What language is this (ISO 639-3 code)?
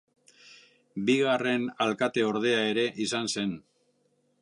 eus